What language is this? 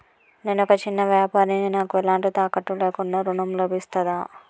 Telugu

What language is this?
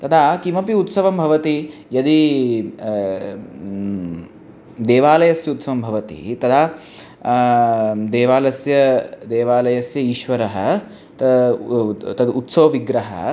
Sanskrit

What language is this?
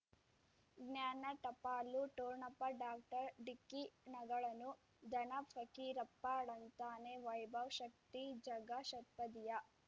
Kannada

